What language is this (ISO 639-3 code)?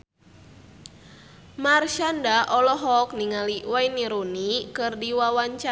sun